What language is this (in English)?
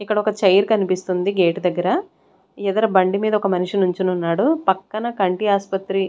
Telugu